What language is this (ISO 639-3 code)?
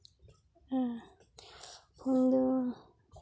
sat